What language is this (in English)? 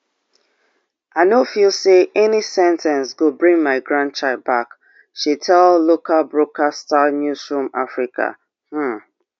Nigerian Pidgin